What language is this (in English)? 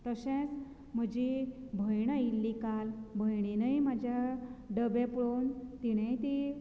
Konkani